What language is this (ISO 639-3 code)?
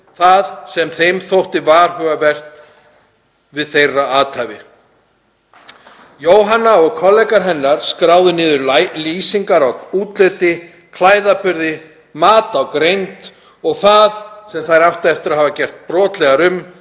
isl